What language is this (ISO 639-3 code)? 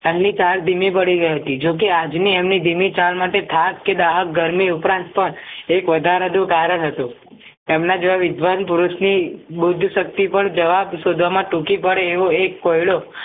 guj